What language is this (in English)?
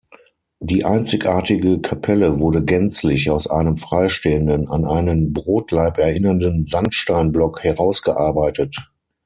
German